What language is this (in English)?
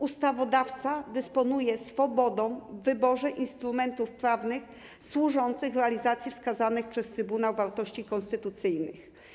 Polish